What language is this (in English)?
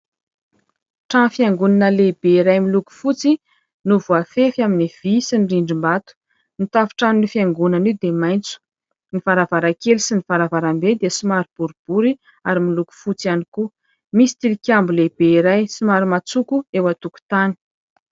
Malagasy